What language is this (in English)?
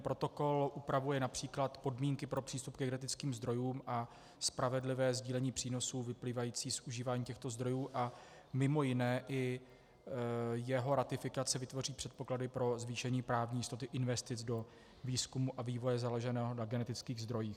Czech